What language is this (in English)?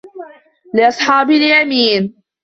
Arabic